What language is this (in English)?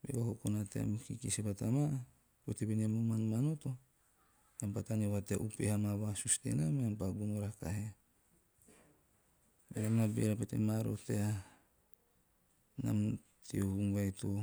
Teop